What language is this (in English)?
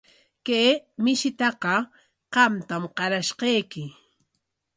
Corongo Ancash Quechua